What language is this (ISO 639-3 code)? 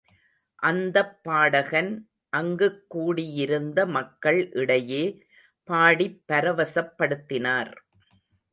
tam